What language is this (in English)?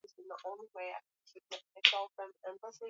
Swahili